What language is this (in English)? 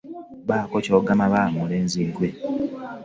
Ganda